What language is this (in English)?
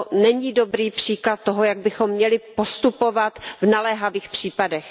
Czech